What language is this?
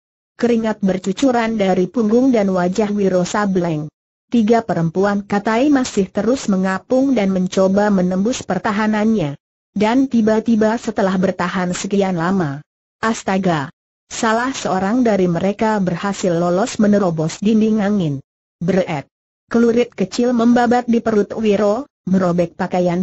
Indonesian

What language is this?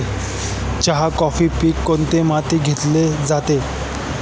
Marathi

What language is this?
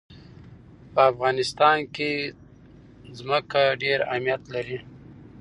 Pashto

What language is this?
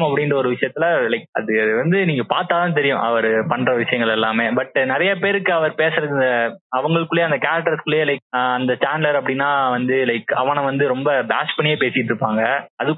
Tamil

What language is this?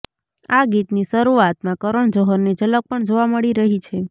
Gujarati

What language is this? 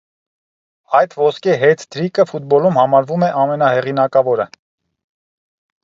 Armenian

